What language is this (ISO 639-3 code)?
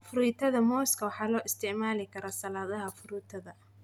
som